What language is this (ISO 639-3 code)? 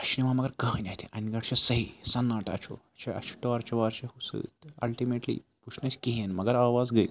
kas